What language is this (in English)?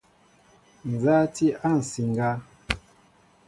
Mbo (Cameroon)